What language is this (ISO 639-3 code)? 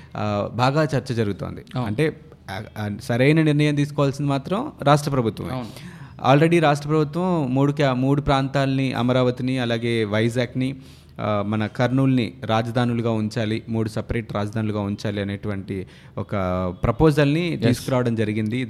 tel